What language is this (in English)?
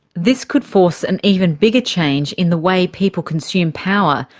English